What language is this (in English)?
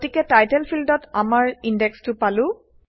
Assamese